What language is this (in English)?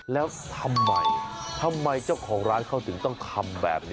Thai